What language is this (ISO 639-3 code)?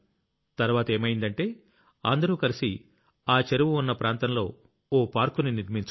tel